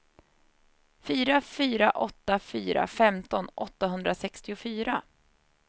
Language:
Swedish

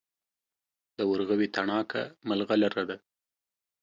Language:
Pashto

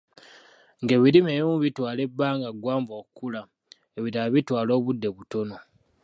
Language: Ganda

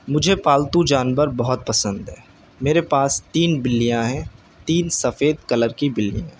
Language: Urdu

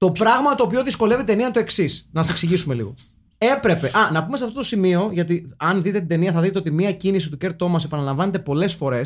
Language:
Greek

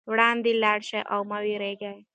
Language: Pashto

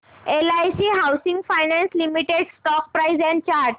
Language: Marathi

